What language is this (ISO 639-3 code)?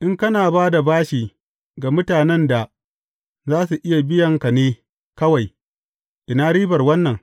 hau